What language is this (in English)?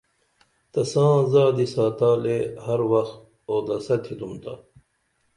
Dameli